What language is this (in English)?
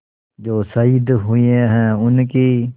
Hindi